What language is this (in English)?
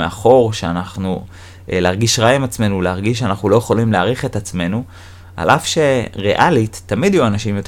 Hebrew